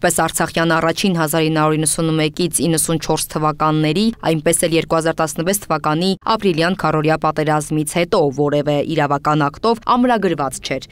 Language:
Turkish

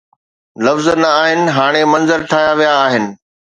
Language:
Sindhi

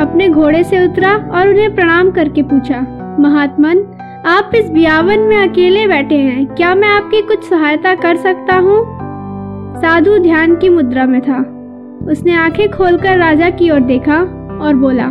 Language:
Hindi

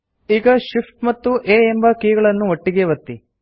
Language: Kannada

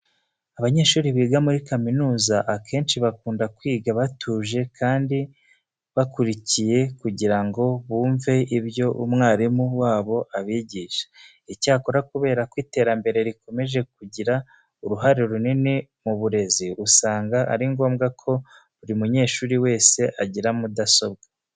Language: Kinyarwanda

